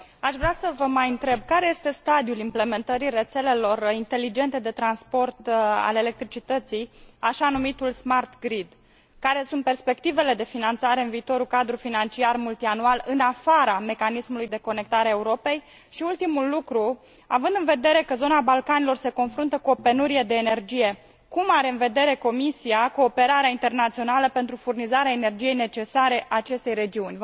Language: Romanian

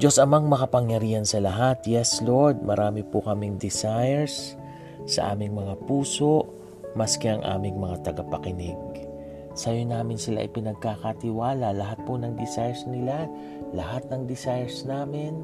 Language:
Filipino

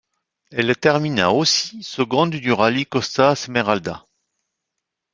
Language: French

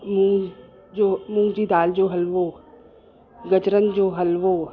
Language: Sindhi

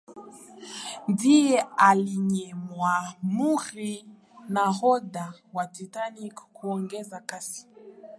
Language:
Swahili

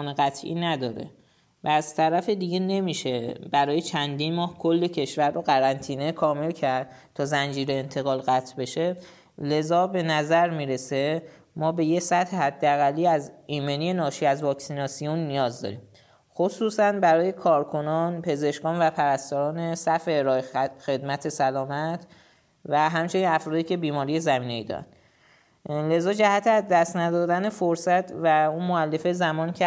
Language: Persian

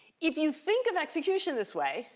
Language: English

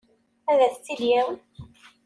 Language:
Kabyle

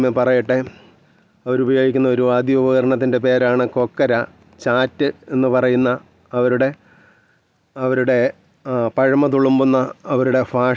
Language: Malayalam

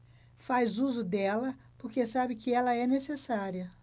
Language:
Portuguese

